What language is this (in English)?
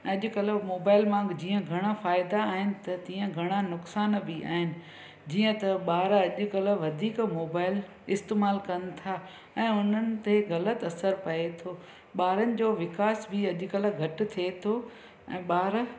Sindhi